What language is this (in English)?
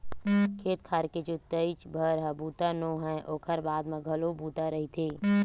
Chhattisgarhi